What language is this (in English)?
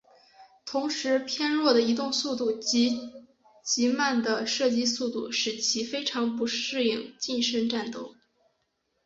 Chinese